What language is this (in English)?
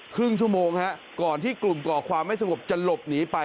Thai